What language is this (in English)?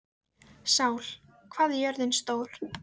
Icelandic